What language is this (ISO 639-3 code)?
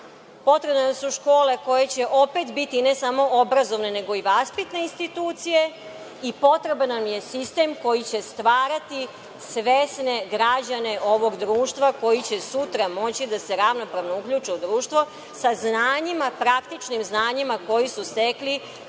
srp